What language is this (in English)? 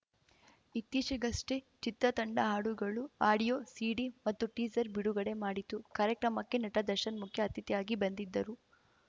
Kannada